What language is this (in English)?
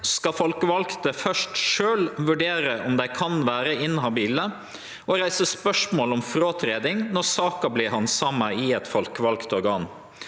Norwegian